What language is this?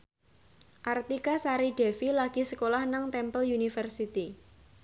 Javanese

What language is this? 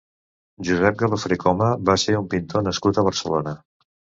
Catalan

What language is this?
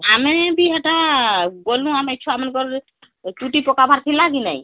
Odia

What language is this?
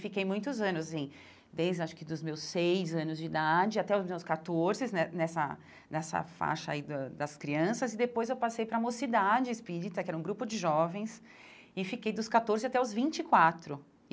Portuguese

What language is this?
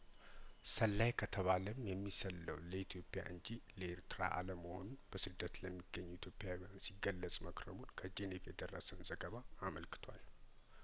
Amharic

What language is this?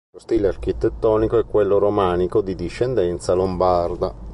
Italian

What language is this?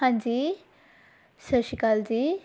Punjabi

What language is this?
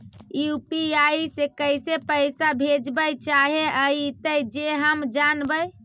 Magahi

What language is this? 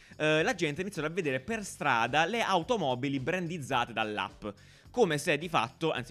Italian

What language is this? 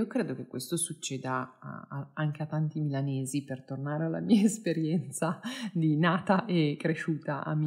Italian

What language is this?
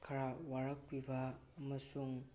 Manipuri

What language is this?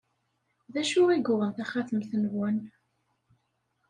Kabyle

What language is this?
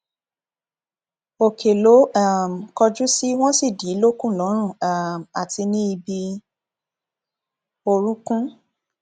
Yoruba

